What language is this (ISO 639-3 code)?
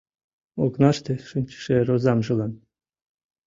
chm